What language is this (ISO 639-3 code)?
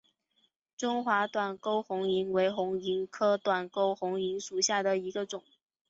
zho